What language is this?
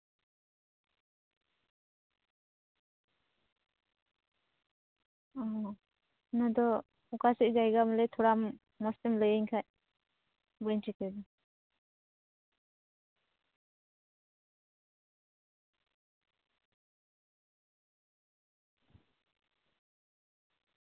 Santali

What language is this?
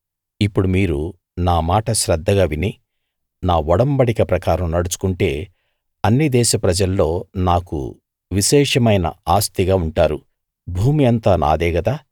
Telugu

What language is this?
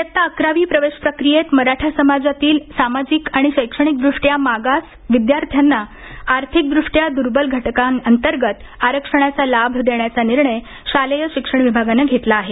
Marathi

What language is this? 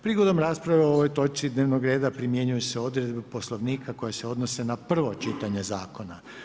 Croatian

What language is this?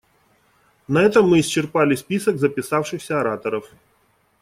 Russian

